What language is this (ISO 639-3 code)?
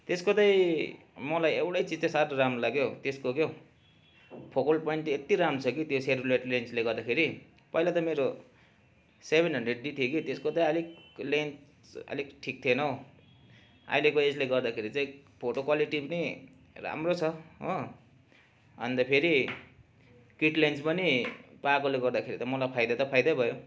nep